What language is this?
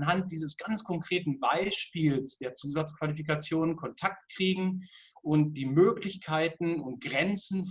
German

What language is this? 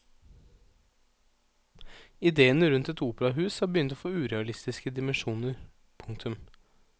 Norwegian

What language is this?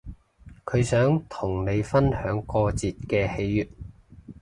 Cantonese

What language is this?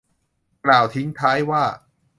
Thai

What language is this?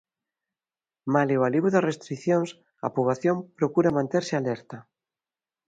Galician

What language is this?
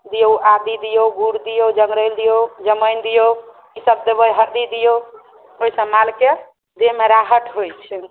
Maithili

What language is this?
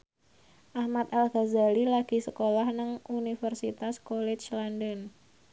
Javanese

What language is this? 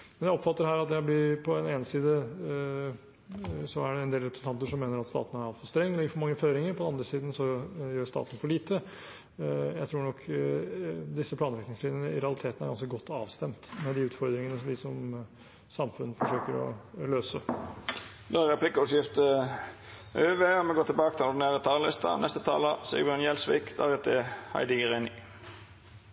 Norwegian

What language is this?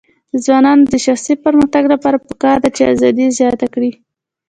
Pashto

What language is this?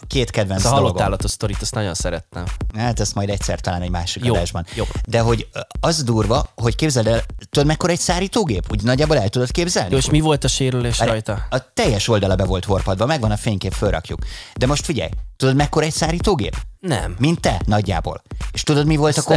Hungarian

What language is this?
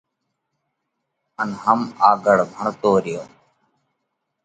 Parkari Koli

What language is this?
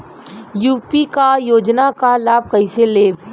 Bhojpuri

